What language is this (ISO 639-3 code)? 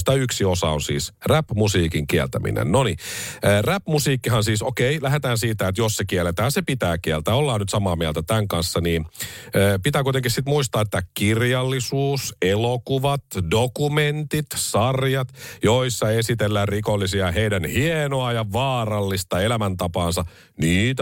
fin